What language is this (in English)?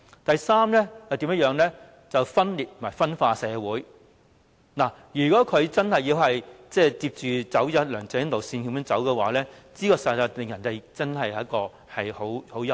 Cantonese